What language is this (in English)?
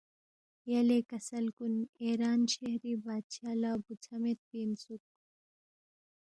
Balti